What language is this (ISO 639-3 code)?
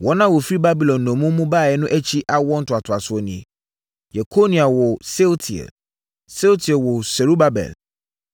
aka